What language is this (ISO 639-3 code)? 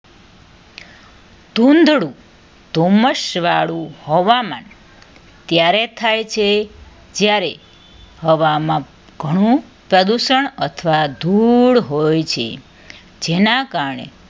guj